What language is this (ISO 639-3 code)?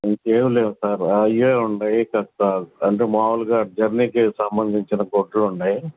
tel